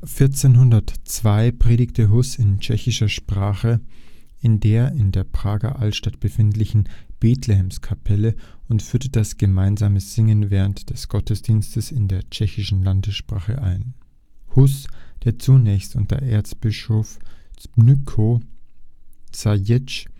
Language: German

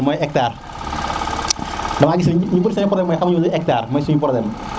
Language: Serer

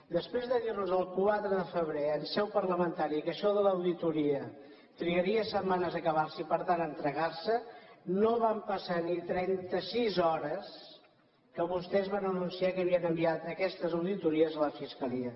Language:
Catalan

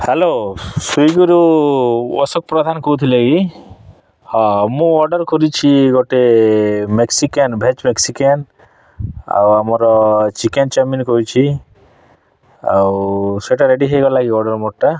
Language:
Odia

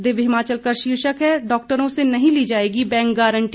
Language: Hindi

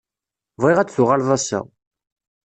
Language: Kabyle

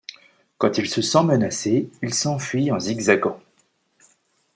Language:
French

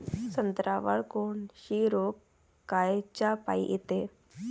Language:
Marathi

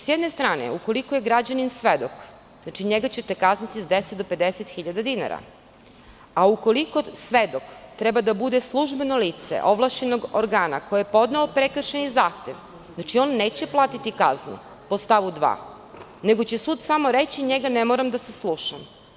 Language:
Serbian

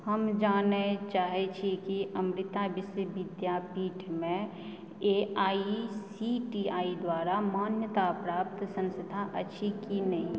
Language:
Maithili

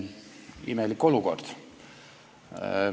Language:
Estonian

